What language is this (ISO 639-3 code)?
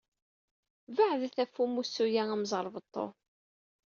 kab